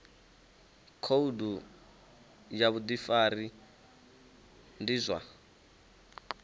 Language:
Venda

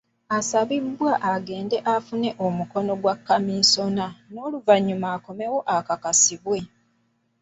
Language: Ganda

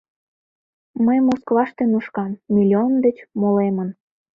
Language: Mari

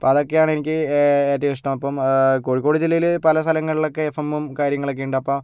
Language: Malayalam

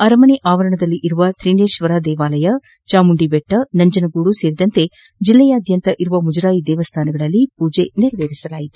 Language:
Kannada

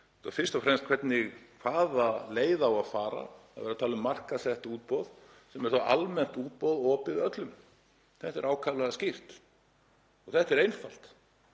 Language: Icelandic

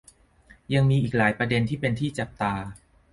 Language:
Thai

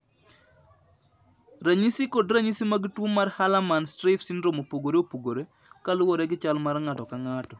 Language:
Luo (Kenya and Tanzania)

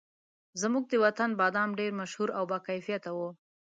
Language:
Pashto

